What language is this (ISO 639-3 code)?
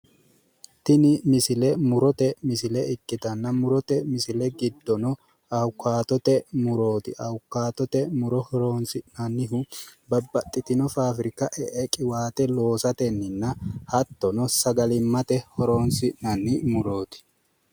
sid